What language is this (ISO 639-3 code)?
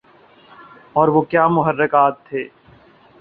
urd